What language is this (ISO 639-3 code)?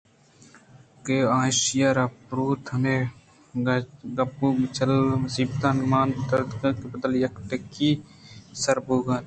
bgp